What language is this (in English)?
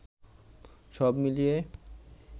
Bangla